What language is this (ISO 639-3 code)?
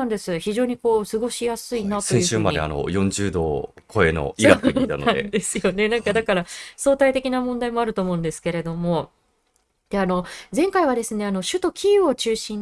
jpn